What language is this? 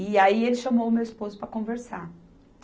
Portuguese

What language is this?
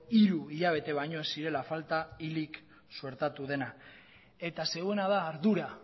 Basque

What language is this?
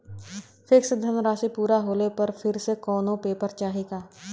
Bhojpuri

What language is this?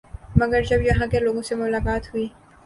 Urdu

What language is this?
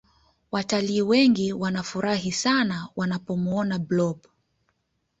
Swahili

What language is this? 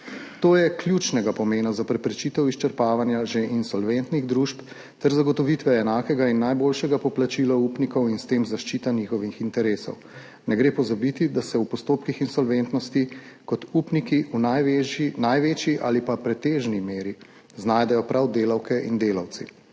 Slovenian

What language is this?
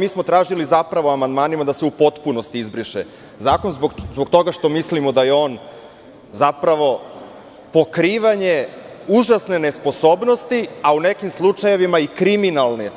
Serbian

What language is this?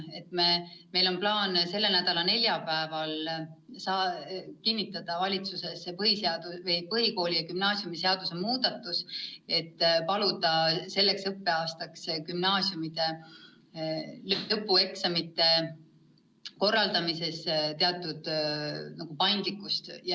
Estonian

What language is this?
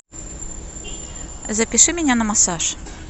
Russian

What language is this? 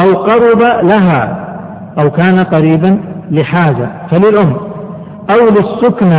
Arabic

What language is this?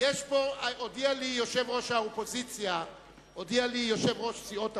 Hebrew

